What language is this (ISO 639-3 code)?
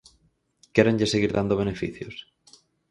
glg